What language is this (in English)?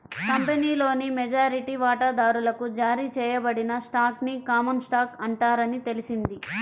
Telugu